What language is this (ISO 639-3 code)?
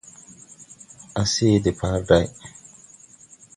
tui